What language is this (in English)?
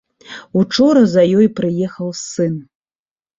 Belarusian